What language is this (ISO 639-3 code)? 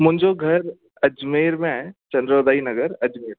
snd